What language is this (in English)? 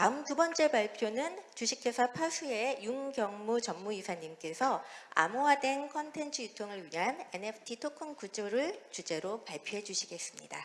Korean